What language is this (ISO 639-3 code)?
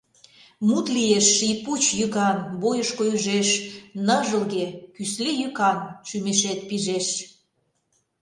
chm